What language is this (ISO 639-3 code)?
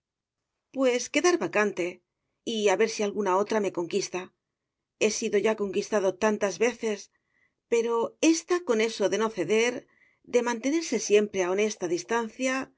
spa